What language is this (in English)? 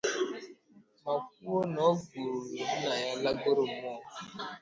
Igbo